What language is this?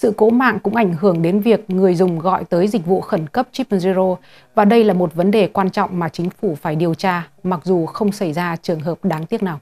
Vietnamese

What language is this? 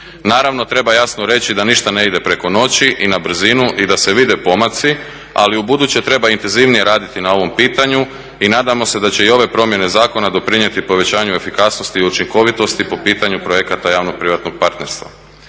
Croatian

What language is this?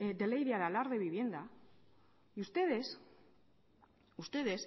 Spanish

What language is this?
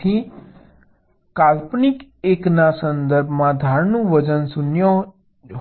Gujarati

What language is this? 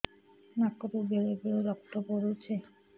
Odia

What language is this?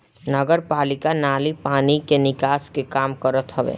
Bhojpuri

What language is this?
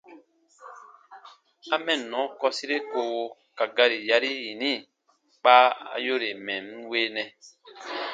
Baatonum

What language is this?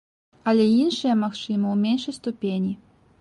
Belarusian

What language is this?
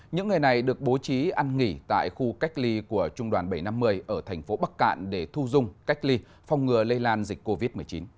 Vietnamese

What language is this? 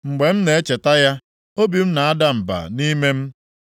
Igbo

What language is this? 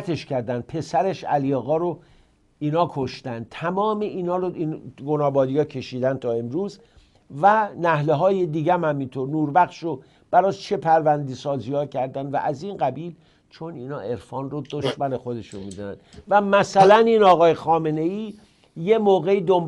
Persian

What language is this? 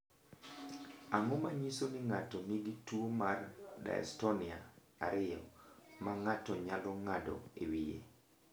Luo (Kenya and Tanzania)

